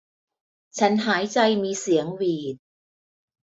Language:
Thai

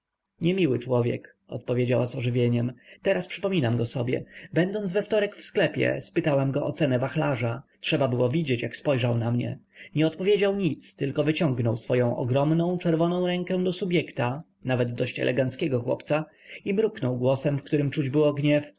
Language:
Polish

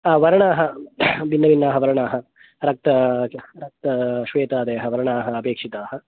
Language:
Sanskrit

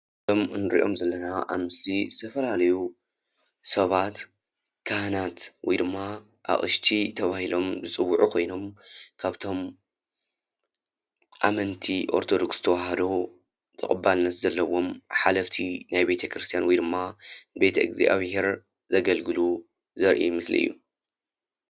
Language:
Tigrinya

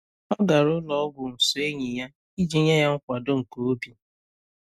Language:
Igbo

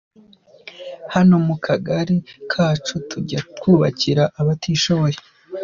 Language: Kinyarwanda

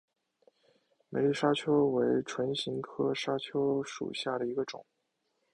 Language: Chinese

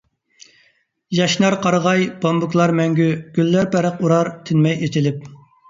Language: Uyghur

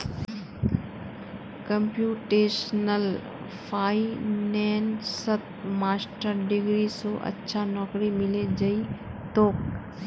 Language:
Magahi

